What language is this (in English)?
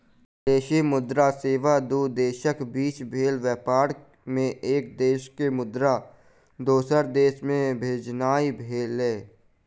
Maithili